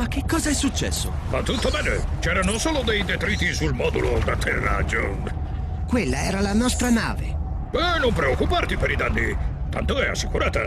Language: Italian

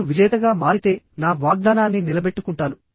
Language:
Telugu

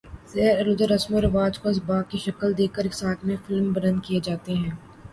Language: Urdu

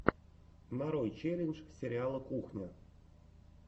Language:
Russian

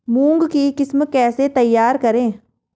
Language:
Hindi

